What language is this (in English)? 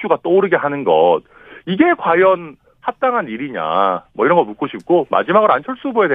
Korean